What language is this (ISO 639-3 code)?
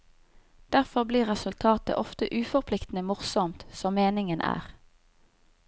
nor